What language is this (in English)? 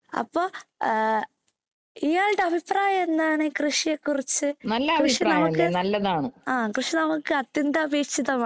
Malayalam